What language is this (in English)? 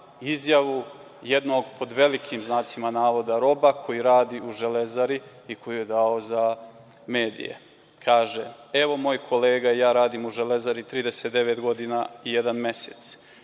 Serbian